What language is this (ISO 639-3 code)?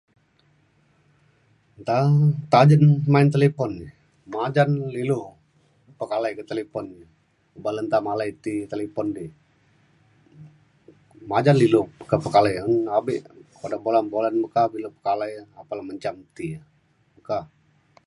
xkl